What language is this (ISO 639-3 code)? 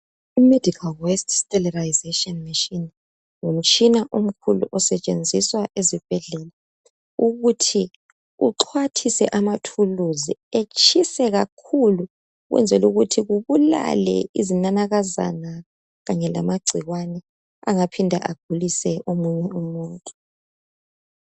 nde